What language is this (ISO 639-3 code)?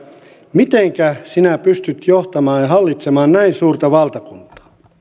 fin